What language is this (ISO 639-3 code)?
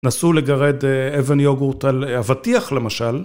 heb